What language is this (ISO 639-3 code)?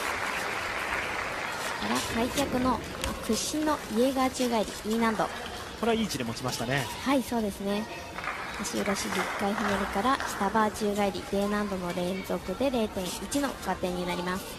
jpn